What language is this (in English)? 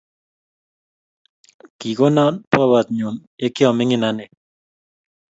Kalenjin